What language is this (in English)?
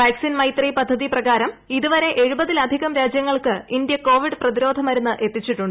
Malayalam